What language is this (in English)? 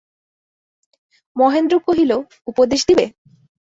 Bangla